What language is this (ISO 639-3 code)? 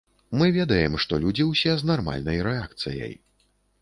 bel